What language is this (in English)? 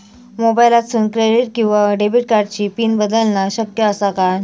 Marathi